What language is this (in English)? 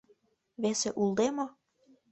Mari